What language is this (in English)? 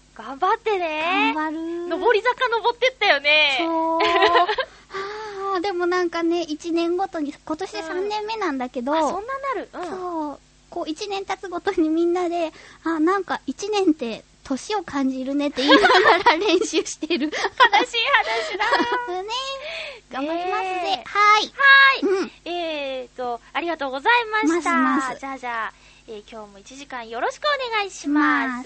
Japanese